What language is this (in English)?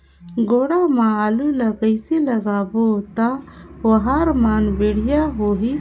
Chhattisgarhi